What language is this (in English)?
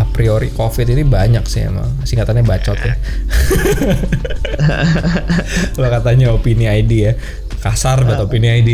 Indonesian